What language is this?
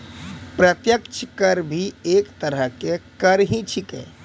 Maithili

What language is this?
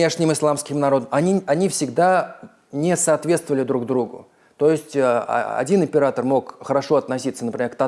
Russian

